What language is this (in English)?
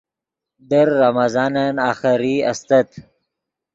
Yidgha